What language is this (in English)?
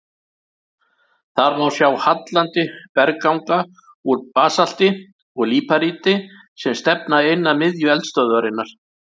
Icelandic